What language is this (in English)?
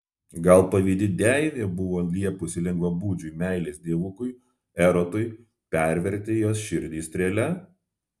Lithuanian